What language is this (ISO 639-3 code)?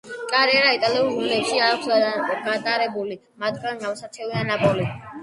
kat